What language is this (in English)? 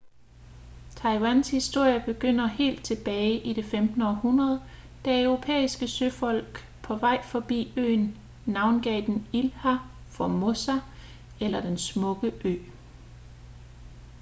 Danish